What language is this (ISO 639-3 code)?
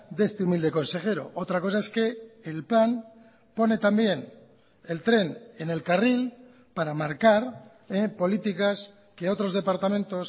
spa